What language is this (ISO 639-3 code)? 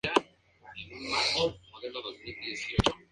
spa